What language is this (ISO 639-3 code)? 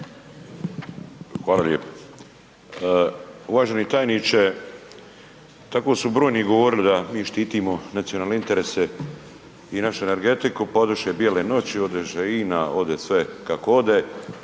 hrv